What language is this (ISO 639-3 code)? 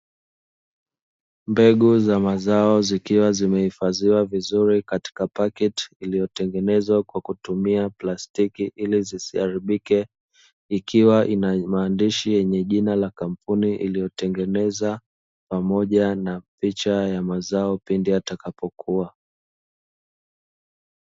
swa